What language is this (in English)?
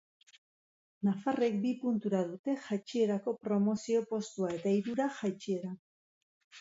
Basque